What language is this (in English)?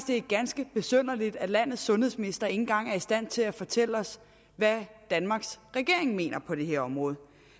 Danish